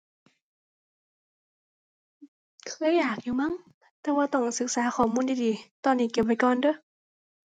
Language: Thai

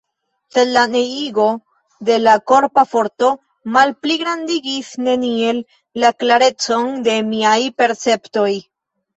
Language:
Esperanto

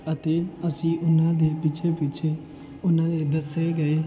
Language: Punjabi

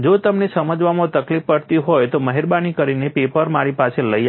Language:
Gujarati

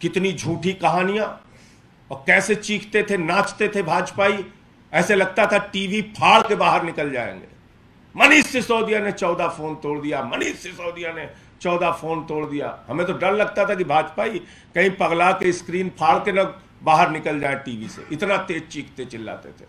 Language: Hindi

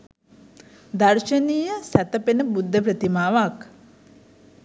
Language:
Sinhala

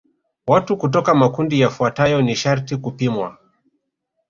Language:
Swahili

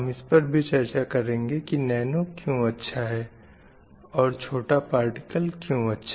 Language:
Hindi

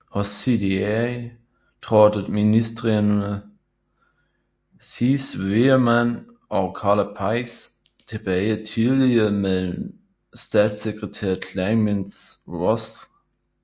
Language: Danish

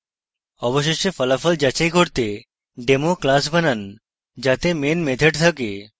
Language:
Bangla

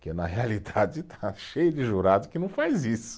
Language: Portuguese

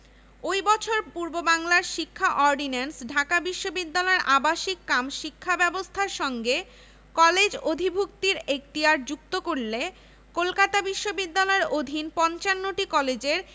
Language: Bangla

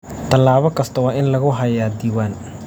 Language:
Somali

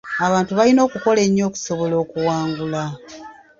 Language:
Ganda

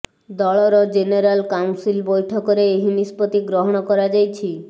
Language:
Odia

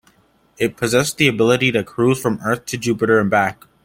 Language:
English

